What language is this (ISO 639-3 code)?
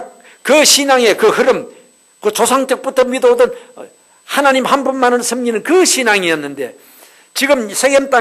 kor